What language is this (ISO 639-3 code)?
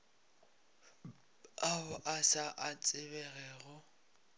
nso